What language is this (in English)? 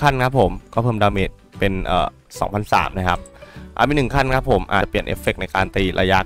Thai